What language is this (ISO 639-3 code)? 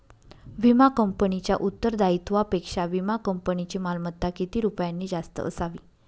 mar